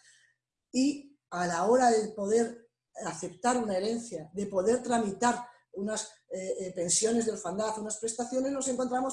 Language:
Spanish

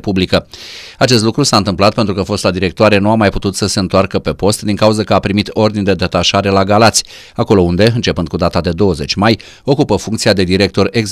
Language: Romanian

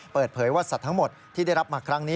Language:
Thai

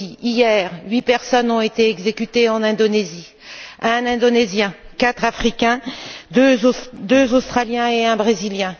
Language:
French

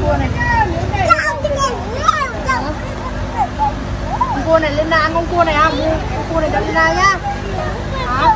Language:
Vietnamese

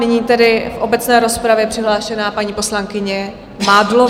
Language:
Czech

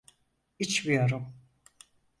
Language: Turkish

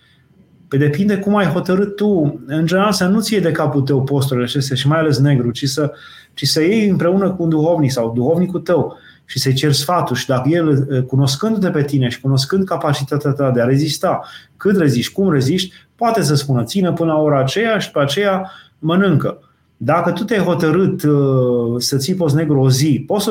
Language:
Romanian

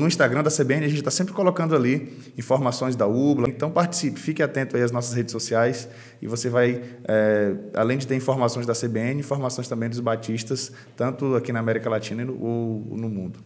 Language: Portuguese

